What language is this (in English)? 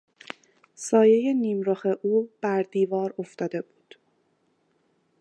Persian